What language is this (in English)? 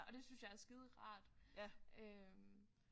Danish